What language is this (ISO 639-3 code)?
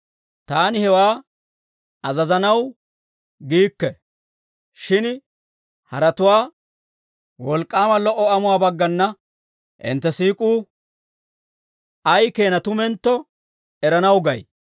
dwr